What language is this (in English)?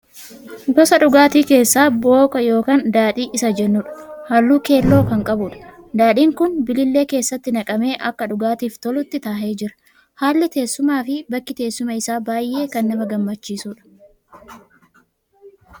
Oromo